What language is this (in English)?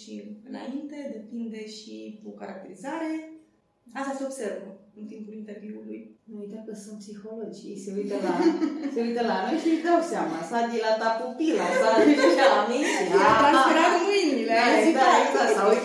Romanian